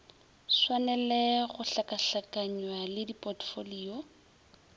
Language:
Northern Sotho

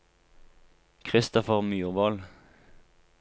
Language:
Norwegian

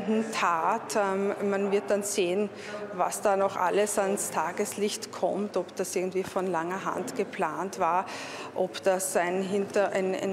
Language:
German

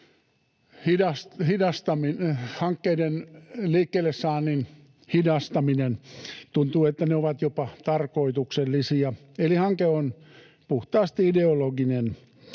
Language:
Finnish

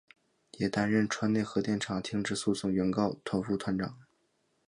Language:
Chinese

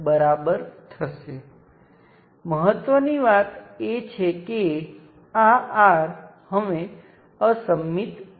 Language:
Gujarati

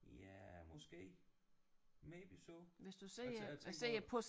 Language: Danish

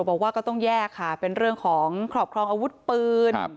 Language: Thai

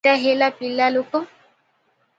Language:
Odia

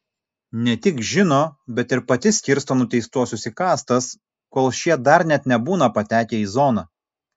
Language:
Lithuanian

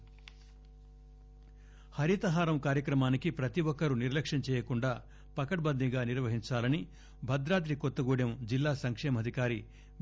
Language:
Telugu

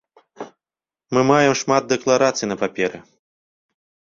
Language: Belarusian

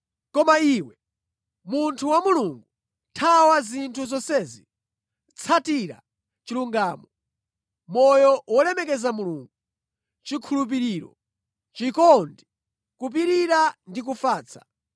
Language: Nyanja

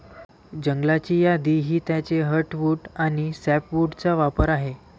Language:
Marathi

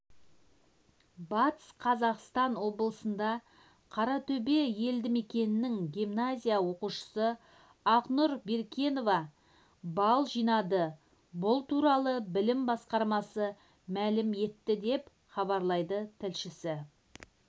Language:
Kazakh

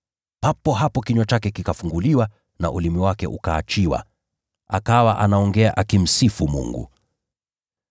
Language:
Swahili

